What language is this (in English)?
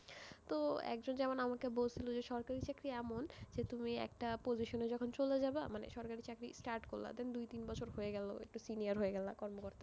Bangla